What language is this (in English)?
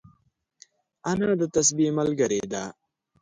Pashto